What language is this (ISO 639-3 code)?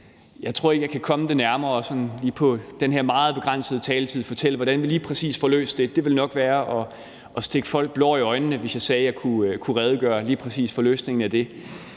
dan